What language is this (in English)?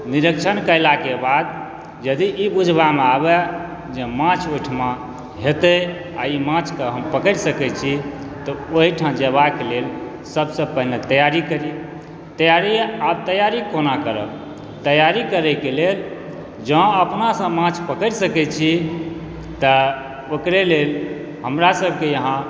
Maithili